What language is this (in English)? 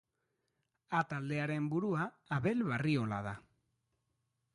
Basque